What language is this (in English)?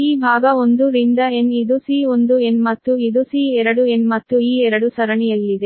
Kannada